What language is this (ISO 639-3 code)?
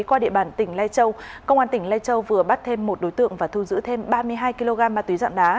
vie